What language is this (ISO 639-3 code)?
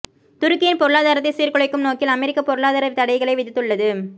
tam